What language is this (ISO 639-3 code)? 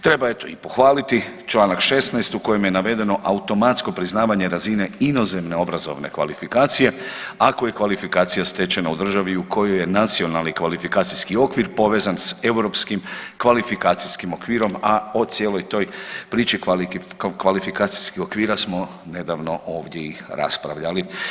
hrv